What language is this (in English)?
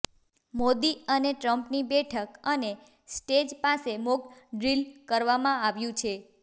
Gujarati